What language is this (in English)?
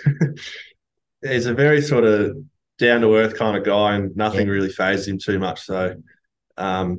English